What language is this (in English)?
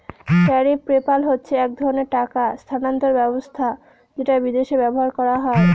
Bangla